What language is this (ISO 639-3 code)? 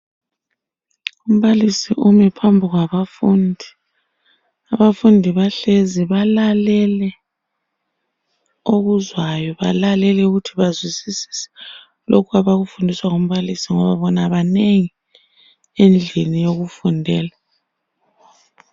nde